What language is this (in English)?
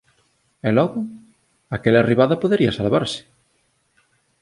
Galician